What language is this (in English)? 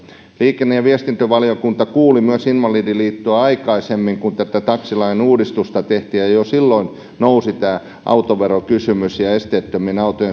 Finnish